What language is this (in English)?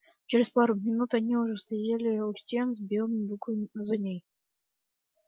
Russian